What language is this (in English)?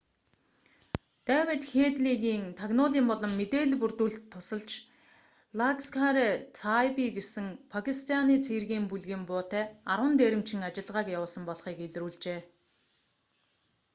Mongolian